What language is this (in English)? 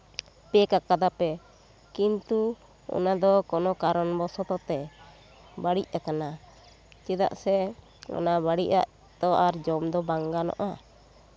Santali